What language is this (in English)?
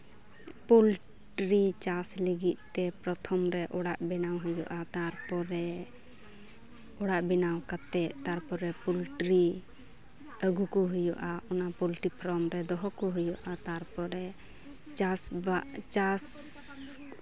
Santali